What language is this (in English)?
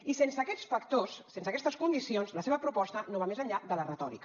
Catalan